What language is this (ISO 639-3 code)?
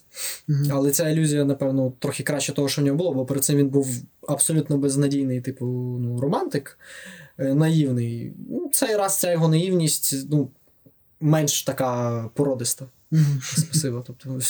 ukr